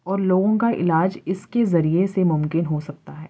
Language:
Urdu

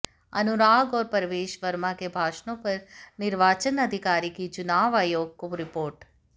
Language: Hindi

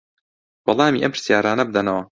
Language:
Central Kurdish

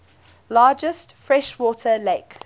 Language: English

